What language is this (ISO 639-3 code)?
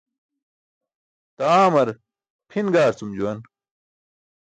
bsk